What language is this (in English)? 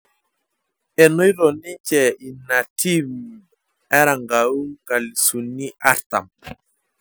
Masai